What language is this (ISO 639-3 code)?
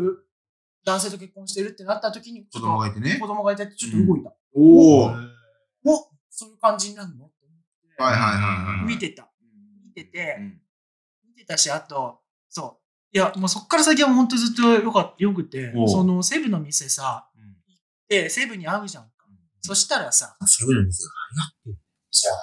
jpn